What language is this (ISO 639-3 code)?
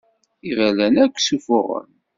kab